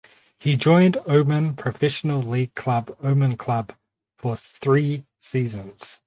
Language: English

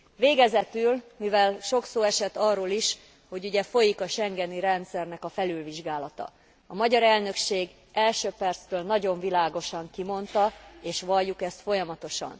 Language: Hungarian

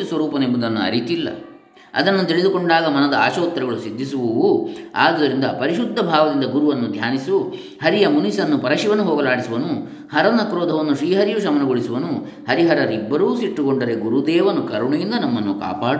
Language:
Kannada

